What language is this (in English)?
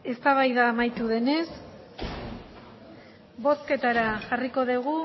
Basque